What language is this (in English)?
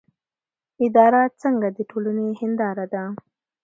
Pashto